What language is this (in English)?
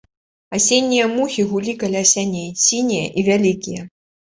Belarusian